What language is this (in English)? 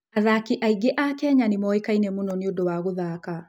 Kikuyu